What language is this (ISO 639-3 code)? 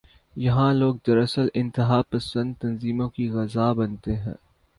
urd